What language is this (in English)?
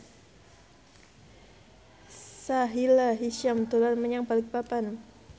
Javanese